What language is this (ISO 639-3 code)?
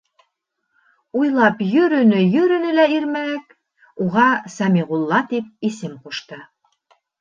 bak